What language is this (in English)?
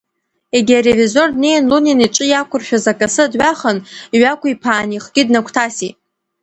Abkhazian